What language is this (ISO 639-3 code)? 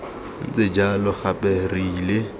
tsn